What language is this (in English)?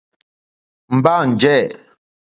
Mokpwe